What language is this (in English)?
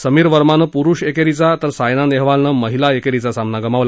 Marathi